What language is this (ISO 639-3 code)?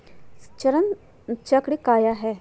mag